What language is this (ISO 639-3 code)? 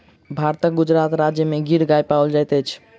mai